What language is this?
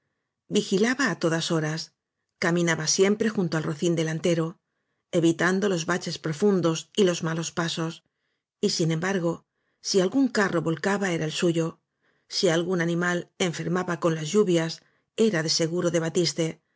Spanish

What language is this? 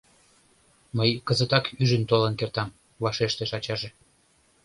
Mari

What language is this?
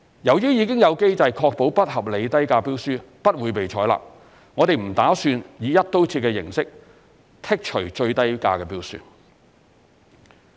Cantonese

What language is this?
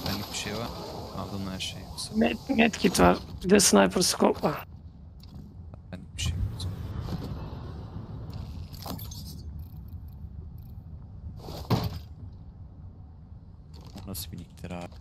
Turkish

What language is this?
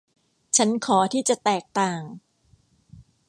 Thai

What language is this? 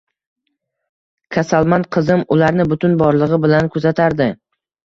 Uzbek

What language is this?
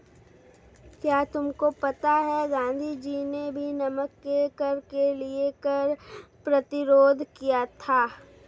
Hindi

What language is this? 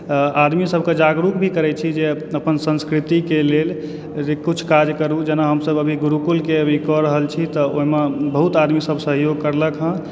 Maithili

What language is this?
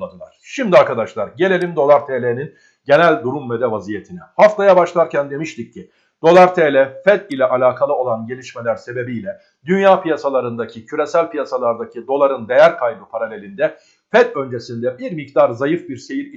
Turkish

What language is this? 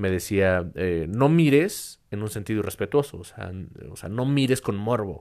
Spanish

